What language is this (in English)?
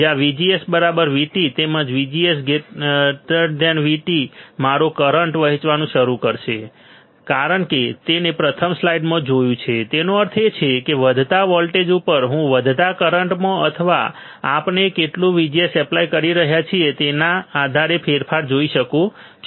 Gujarati